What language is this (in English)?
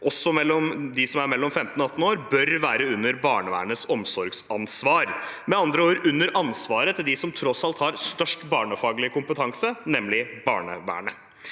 Norwegian